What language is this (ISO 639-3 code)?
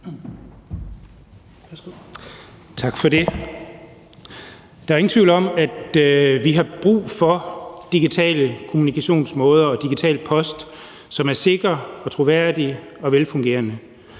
dan